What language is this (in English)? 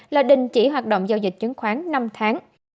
Vietnamese